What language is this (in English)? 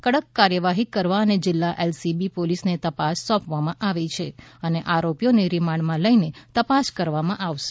Gujarati